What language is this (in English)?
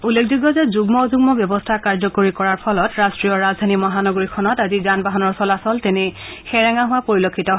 Assamese